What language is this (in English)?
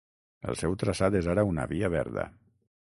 Catalan